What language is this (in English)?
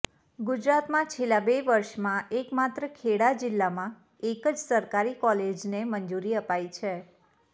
Gujarati